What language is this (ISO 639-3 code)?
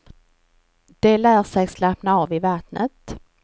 swe